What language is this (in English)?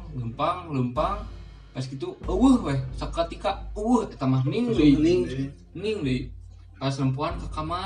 Indonesian